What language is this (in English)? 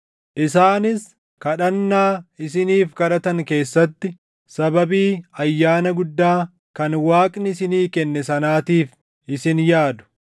Oromo